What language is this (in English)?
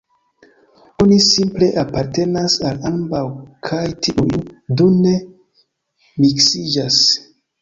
Esperanto